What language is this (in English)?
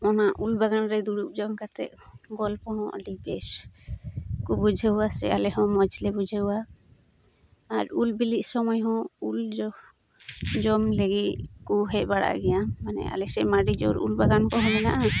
Santali